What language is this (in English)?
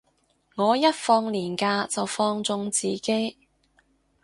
Cantonese